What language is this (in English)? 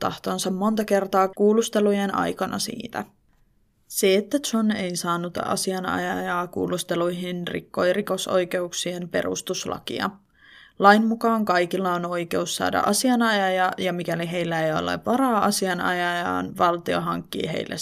Finnish